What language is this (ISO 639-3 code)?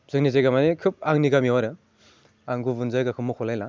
brx